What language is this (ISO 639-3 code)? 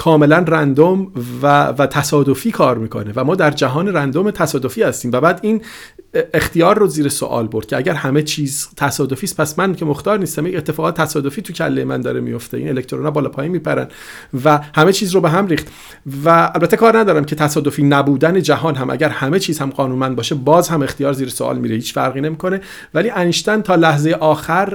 fas